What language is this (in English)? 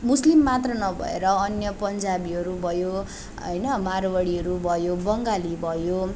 Nepali